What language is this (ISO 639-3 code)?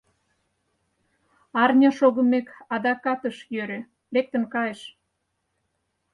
chm